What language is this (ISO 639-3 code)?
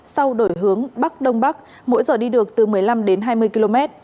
vie